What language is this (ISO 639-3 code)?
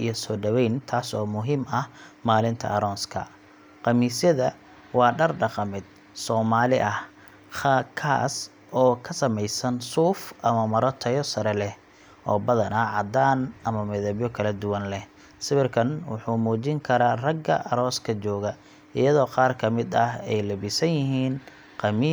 som